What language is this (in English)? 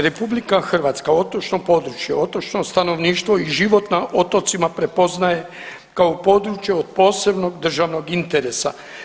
Croatian